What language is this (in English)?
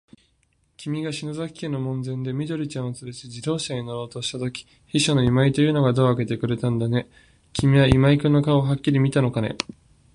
Japanese